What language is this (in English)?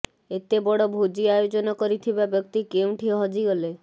Odia